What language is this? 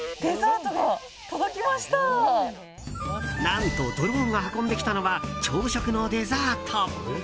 Japanese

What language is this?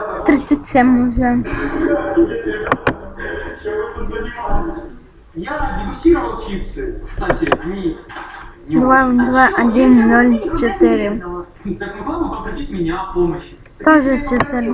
Russian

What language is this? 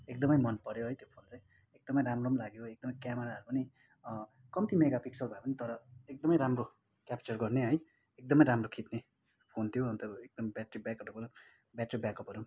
Nepali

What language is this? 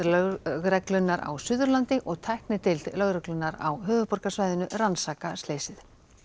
Icelandic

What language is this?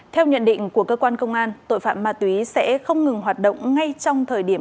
Vietnamese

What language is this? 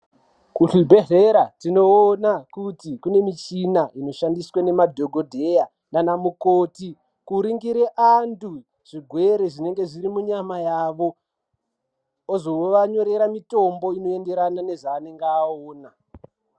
Ndau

